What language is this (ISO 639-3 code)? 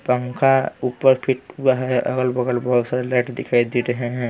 hin